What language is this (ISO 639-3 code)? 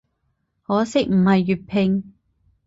yue